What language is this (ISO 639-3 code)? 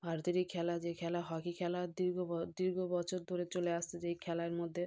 ben